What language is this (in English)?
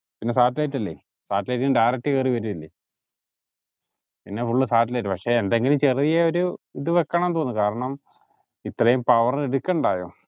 Malayalam